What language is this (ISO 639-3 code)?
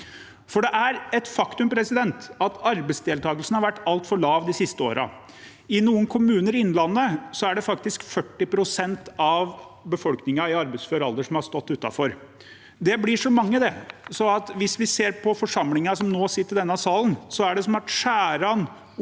nor